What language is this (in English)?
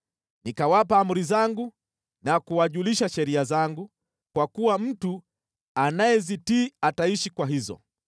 Swahili